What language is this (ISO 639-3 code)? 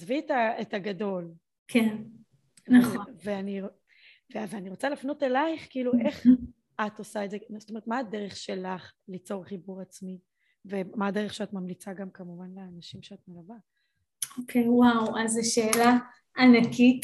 heb